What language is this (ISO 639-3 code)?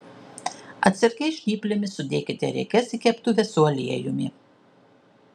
lit